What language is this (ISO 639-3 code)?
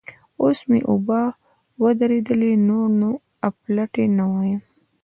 pus